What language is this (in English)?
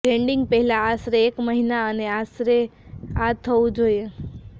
Gujarati